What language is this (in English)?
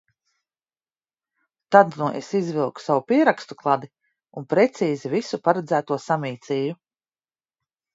Latvian